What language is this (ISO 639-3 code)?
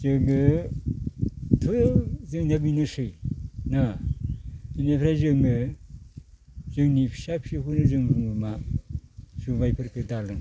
brx